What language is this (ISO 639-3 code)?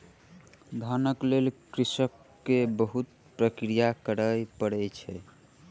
mai